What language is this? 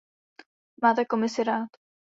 Czech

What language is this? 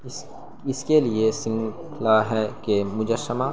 Urdu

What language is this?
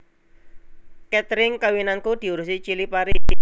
Javanese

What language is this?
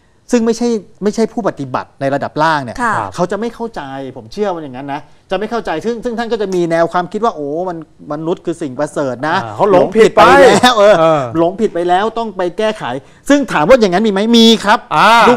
Thai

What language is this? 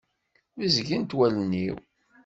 Kabyle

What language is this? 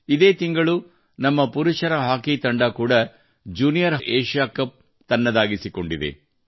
Kannada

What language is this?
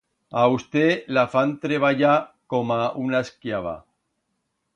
Aragonese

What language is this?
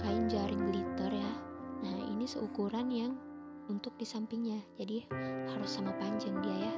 Indonesian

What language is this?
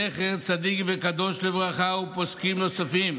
Hebrew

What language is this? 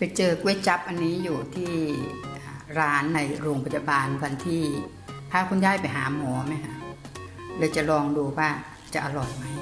Thai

